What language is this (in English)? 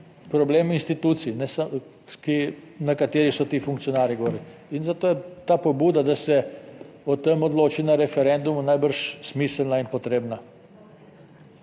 Slovenian